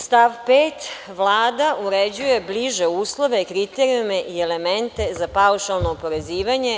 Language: Serbian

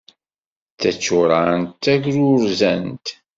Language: Kabyle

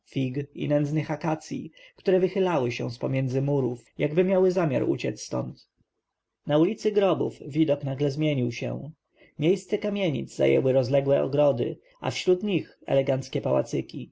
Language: Polish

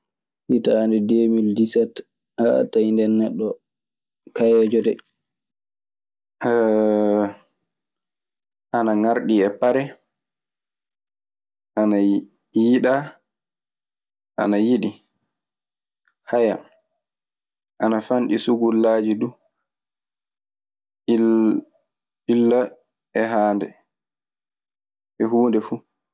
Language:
Maasina Fulfulde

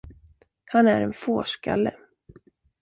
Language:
Swedish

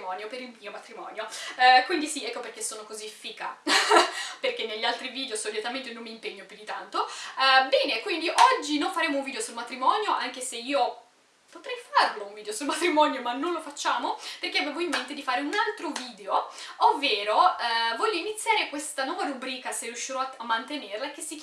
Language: Italian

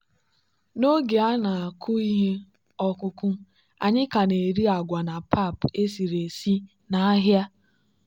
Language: Igbo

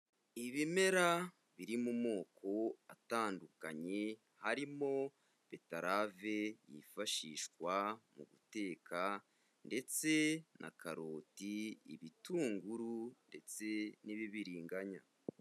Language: Kinyarwanda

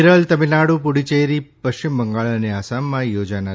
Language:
Gujarati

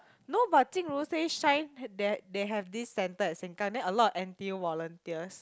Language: English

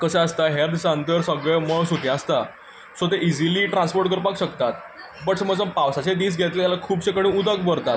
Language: Konkani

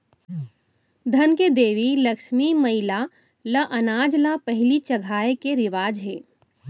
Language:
Chhattisgarhi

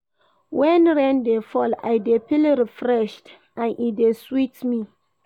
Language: Nigerian Pidgin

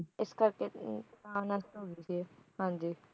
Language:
Punjabi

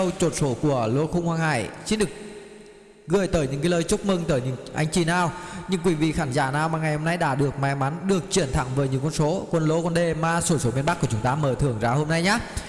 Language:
Vietnamese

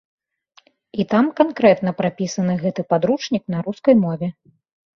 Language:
Belarusian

